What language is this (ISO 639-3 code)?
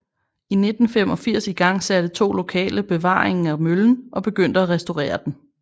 dan